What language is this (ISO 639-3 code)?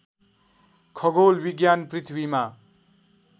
nep